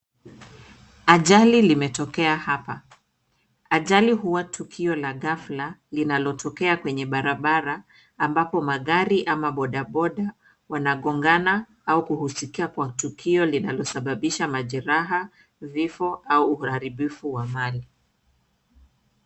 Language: Swahili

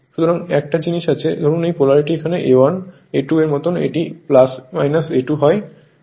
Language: Bangla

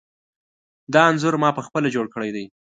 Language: Pashto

